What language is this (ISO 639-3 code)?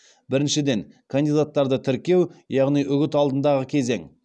kaz